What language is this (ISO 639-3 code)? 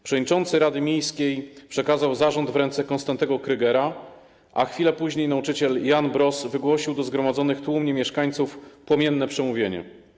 pol